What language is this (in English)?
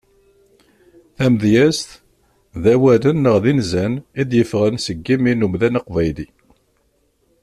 Kabyle